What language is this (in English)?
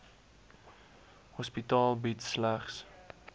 Afrikaans